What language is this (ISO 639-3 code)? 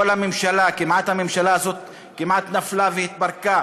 heb